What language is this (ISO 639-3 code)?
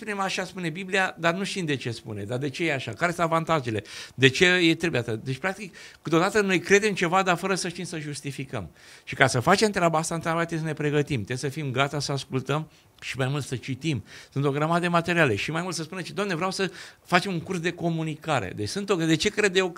ron